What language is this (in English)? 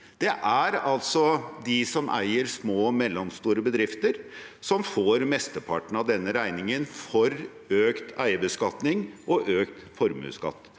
Norwegian